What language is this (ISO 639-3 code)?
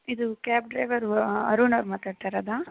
kan